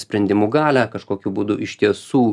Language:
Lithuanian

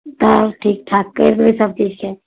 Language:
Maithili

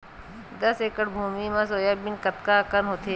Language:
Chhattisgarhi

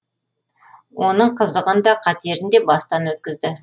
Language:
Kazakh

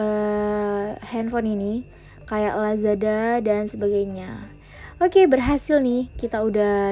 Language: Indonesian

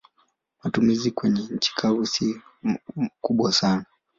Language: Swahili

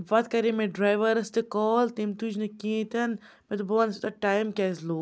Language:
Kashmiri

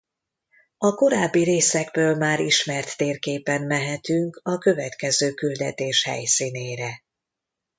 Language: Hungarian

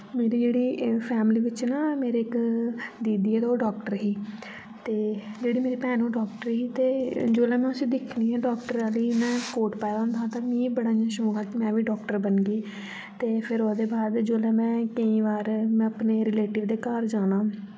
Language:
Dogri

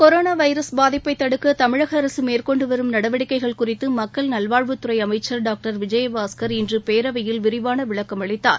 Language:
Tamil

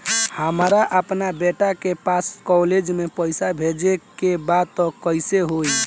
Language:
Bhojpuri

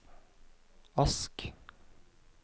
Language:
Norwegian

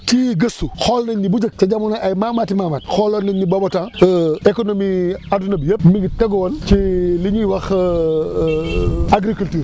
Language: Wolof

